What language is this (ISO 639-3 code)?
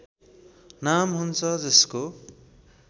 nep